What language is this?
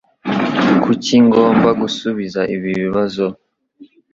Kinyarwanda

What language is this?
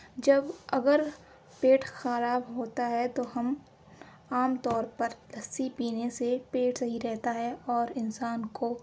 Urdu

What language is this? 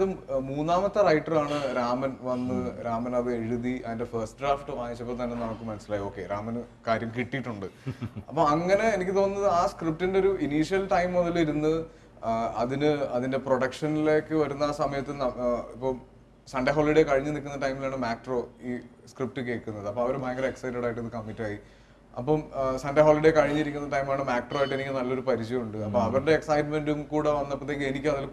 Malayalam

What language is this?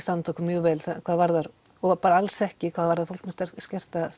Icelandic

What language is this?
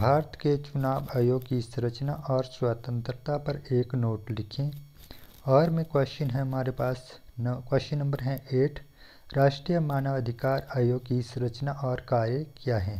Hindi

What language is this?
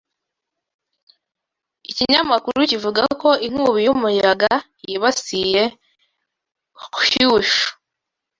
Kinyarwanda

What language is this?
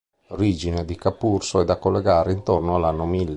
Italian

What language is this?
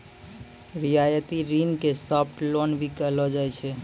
Maithili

